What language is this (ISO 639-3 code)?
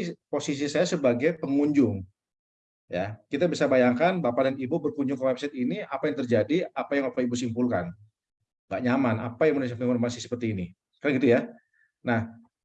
ind